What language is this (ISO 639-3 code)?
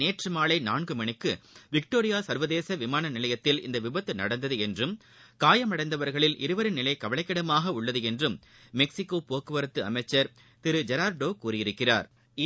tam